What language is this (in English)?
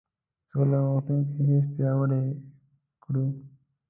Pashto